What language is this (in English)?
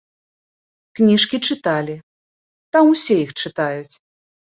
Belarusian